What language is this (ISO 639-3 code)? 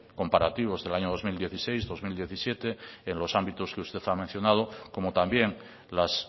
spa